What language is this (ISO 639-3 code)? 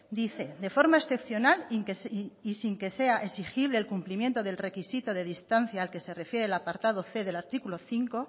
spa